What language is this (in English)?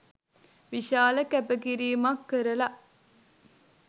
Sinhala